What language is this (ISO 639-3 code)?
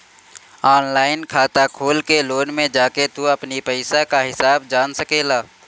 bho